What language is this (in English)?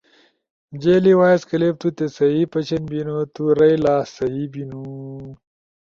Ushojo